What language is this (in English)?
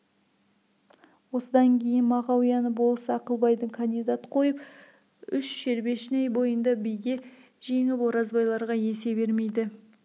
Kazakh